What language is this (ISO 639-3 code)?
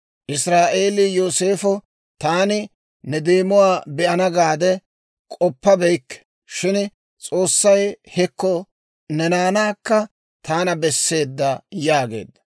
dwr